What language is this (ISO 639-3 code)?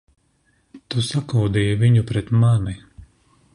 lav